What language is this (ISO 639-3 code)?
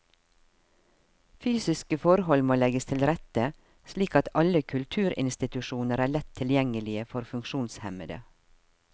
nor